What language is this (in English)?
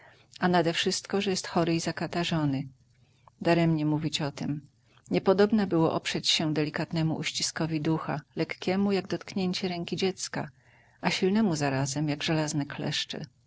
Polish